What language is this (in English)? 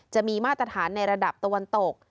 Thai